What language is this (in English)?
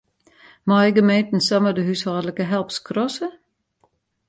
Western Frisian